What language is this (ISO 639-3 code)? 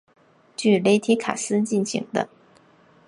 zho